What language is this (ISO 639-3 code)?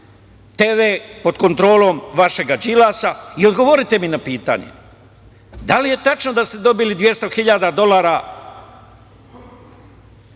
srp